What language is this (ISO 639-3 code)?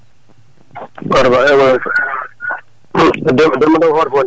ful